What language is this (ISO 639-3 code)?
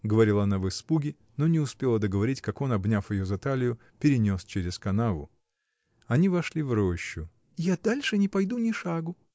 rus